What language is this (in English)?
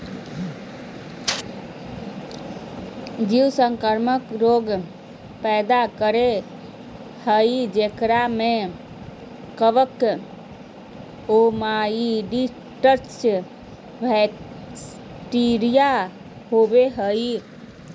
Magahi